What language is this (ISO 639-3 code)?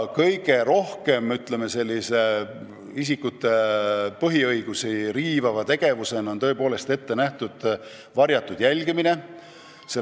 est